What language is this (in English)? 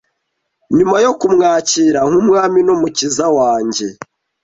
Kinyarwanda